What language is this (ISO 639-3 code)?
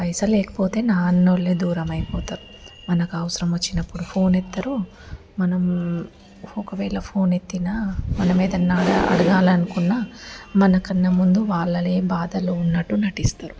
tel